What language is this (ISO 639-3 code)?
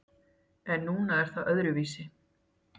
isl